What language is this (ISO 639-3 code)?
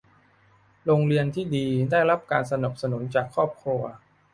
tha